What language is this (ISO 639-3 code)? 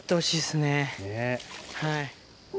jpn